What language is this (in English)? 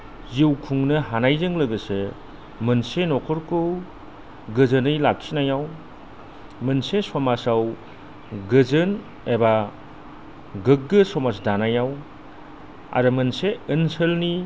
Bodo